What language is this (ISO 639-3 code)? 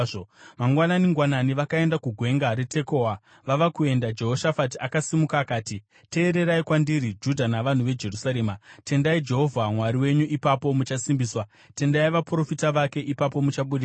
sna